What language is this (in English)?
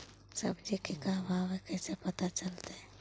Magahi